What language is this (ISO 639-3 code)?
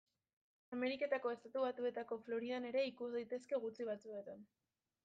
eus